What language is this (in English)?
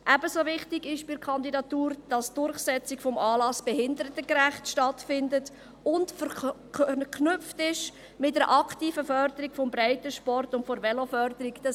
Swiss German